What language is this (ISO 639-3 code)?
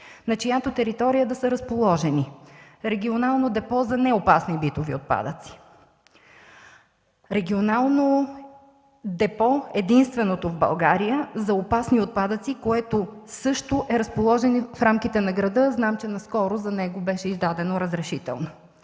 bul